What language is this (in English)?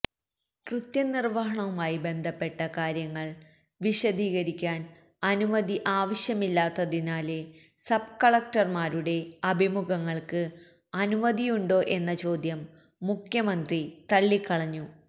Malayalam